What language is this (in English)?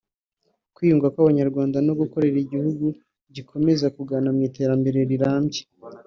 Kinyarwanda